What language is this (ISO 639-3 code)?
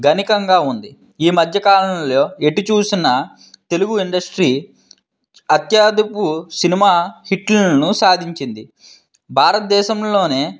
tel